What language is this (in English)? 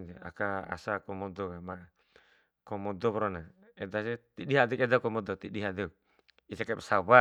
Bima